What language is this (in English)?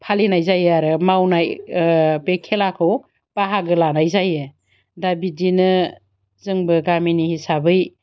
Bodo